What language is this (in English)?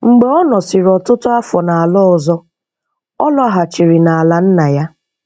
Igbo